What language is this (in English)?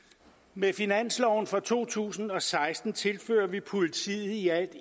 Danish